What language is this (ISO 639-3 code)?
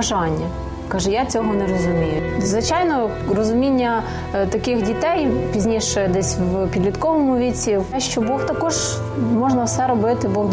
ukr